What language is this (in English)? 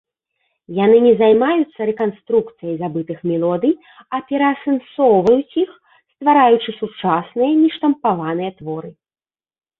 Belarusian